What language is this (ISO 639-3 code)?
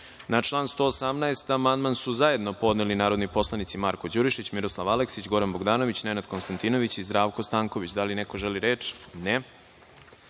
srp